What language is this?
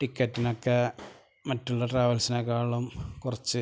Malayalam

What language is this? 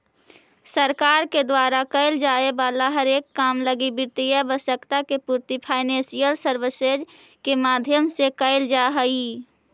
Magahi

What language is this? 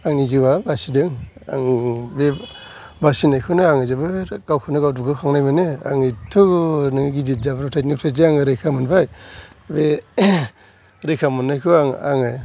Bodo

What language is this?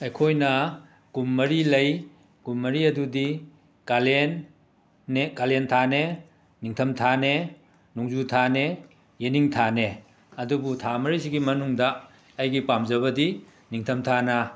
Manipuri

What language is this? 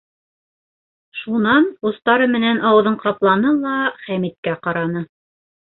Bashkir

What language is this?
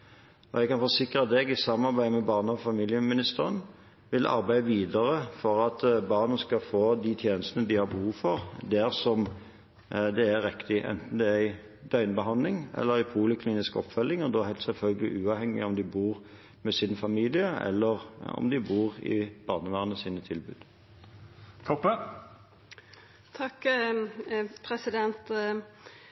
Norwegian Bokmål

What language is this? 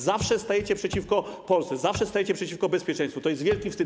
Polish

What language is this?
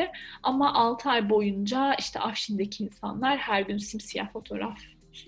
Turkish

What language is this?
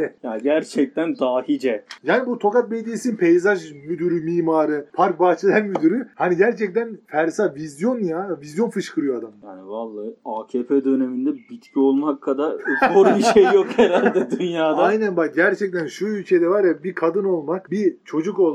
Turkish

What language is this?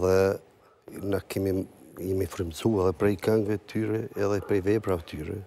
Romanian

